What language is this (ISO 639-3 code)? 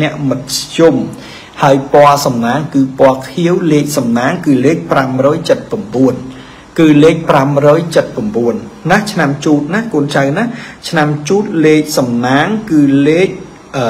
tha